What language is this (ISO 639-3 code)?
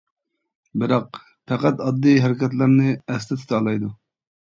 uig